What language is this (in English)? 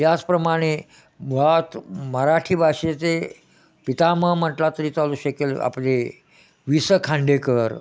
Marathi